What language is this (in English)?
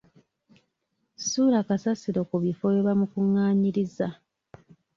Ganda